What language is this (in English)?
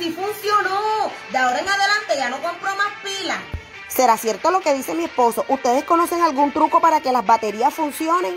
Spanish